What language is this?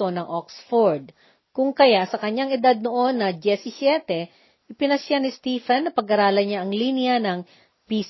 Filipino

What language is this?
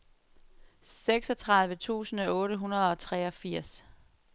Danish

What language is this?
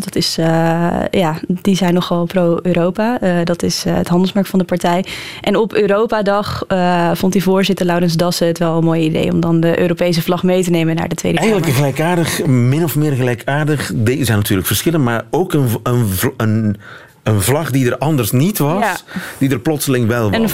Dutch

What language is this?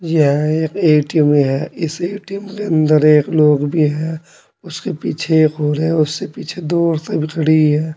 Hindi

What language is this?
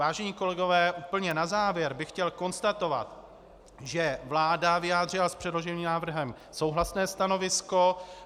Czech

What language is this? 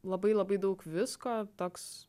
Lithuanian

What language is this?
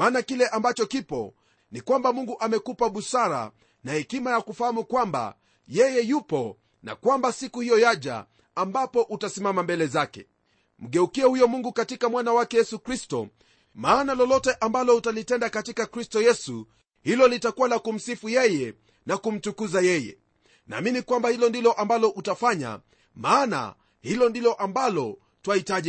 Swahili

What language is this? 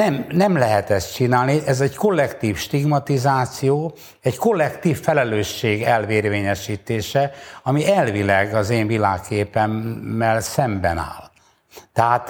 Hungarian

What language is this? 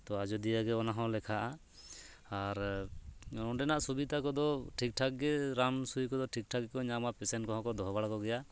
Santali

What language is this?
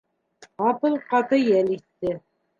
Bashkir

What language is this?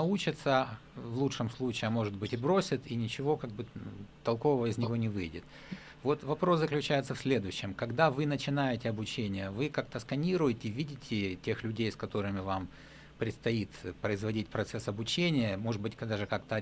Russian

